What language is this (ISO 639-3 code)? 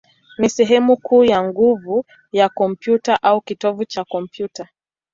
swa